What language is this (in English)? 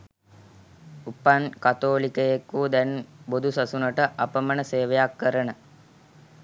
Sinhala